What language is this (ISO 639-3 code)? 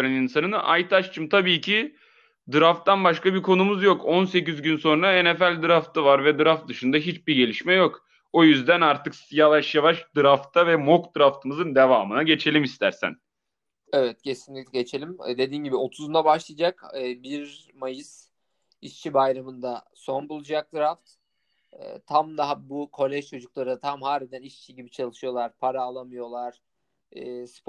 tur